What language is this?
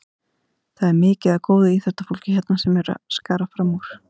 Icelandic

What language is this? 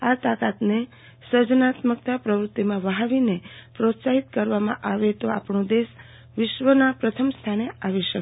Gujarati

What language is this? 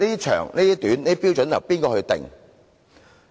Cantonese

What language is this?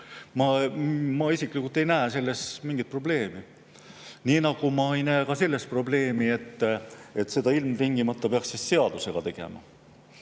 Estonian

